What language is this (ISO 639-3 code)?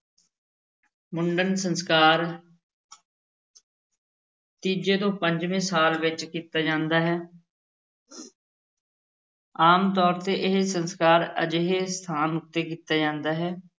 pan